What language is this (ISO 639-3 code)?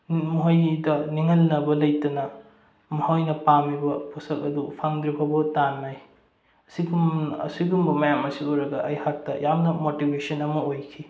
mni